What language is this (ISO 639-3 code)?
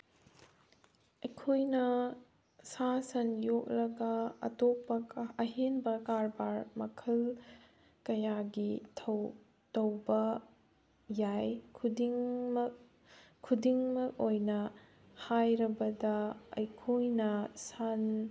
mni